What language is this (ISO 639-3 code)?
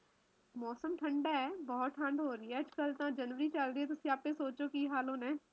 pan